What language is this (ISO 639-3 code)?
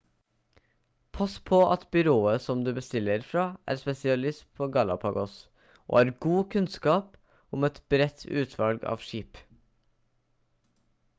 nob